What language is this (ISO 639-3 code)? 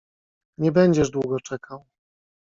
pol